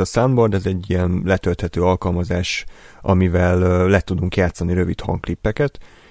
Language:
Hungarian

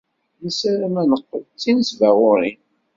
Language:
Kabyle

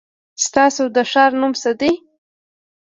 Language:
Pashto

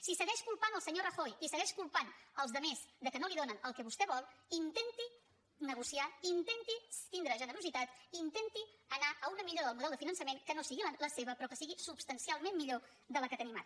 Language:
Catalan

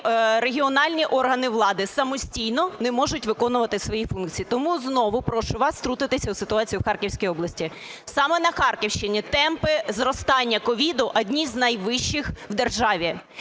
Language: Ukrainian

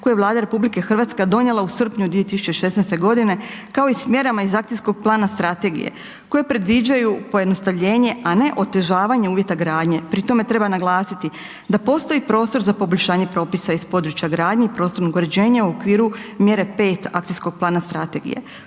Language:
Croatian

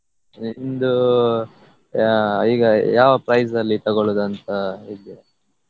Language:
Kannada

